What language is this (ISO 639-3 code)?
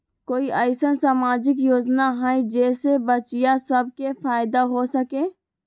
mag